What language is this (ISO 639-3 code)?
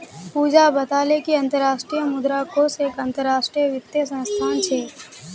mag